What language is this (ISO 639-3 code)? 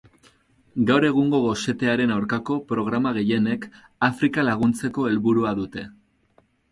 eus